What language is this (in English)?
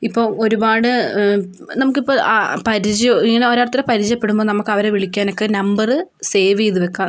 Malayalam